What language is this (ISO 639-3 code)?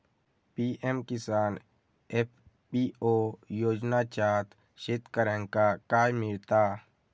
mar